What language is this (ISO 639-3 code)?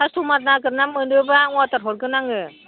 brx